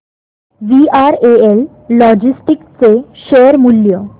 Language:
Marathi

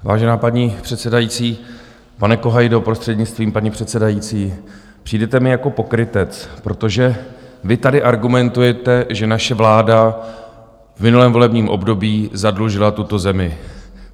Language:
Czech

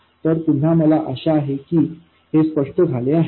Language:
Marathi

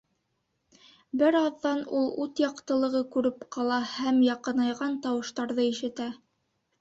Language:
Bashkir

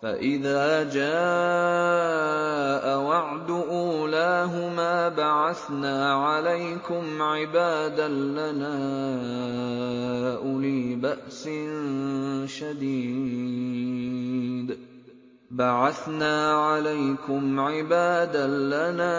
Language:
Arabic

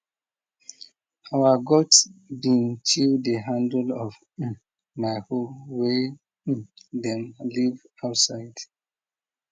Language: Nigerian Pidgin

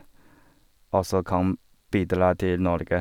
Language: Norwegian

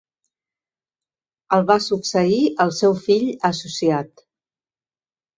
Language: Catalan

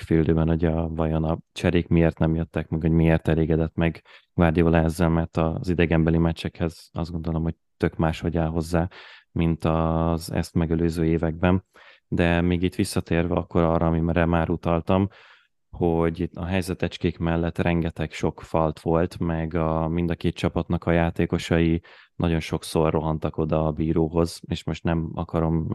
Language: Hungarian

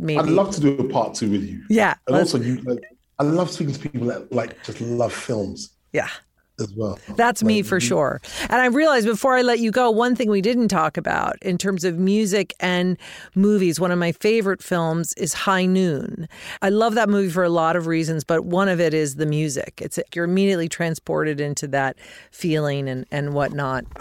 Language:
English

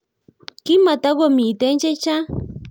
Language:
Kalenjin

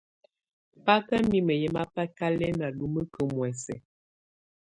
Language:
Tunen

